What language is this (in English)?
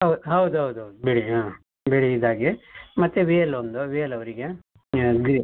Kannada